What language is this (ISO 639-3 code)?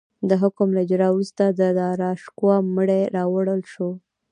pus